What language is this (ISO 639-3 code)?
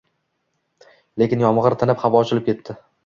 uzb